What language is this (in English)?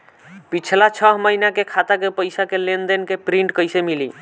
Bhojpuri